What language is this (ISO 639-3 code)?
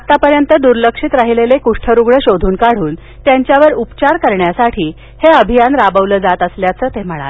mar